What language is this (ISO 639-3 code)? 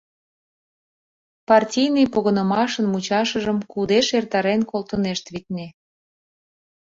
chm